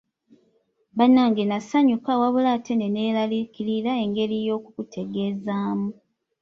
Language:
Ganda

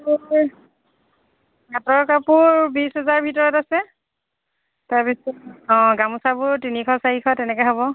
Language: Assamese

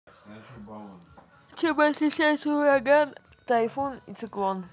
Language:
Russian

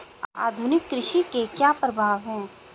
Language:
Hindi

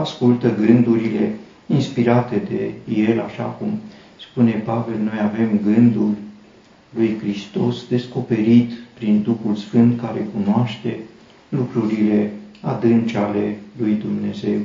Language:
Romanian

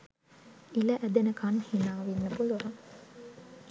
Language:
Sinhala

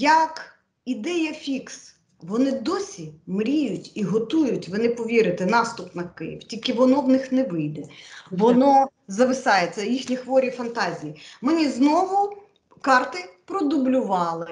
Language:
Ukrainian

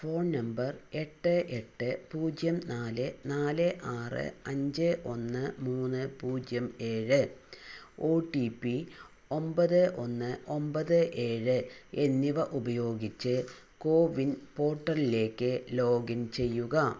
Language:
Malayalam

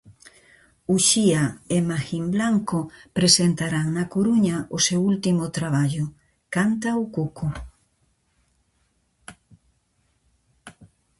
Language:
Galician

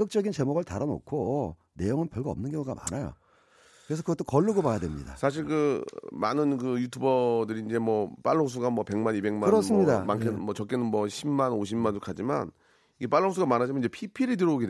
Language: Korean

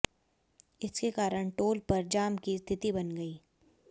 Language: Hindi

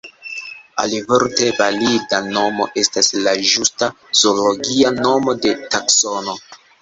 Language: Esperanto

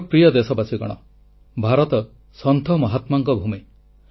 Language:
Odia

